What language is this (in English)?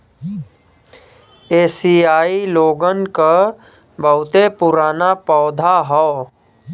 Bhojpuri